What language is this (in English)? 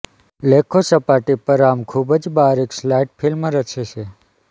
Gujarati